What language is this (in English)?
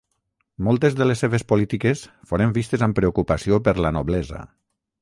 Catalan